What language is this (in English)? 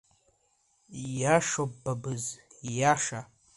Abkhazian